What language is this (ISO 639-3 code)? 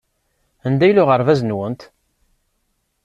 kab